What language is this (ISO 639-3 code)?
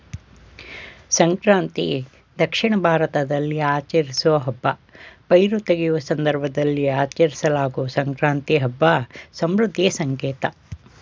kan